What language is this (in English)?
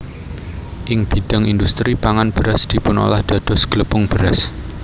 Javanese